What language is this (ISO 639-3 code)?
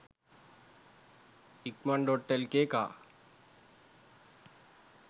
sin